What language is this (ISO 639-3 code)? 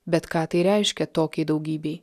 lit